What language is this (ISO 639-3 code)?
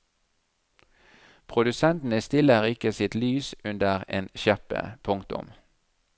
nor